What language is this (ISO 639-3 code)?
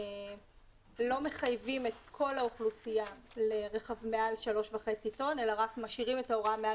heb